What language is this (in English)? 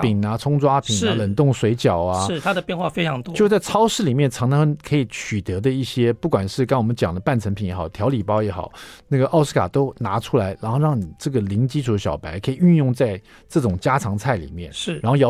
Chinese